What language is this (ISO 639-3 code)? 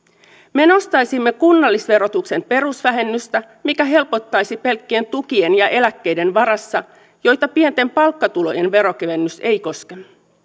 fin